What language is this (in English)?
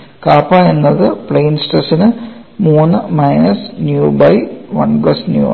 Malayalam